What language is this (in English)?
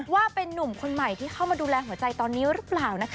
Thai